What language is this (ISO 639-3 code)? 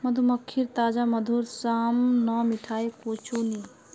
mag